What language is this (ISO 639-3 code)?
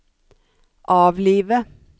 nor